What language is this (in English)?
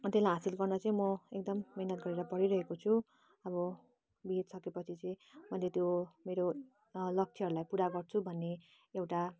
Nepali